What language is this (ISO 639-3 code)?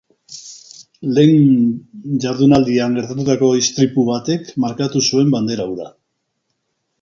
eus